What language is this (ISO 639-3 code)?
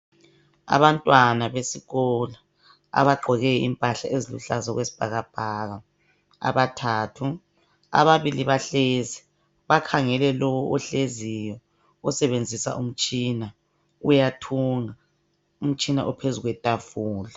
nde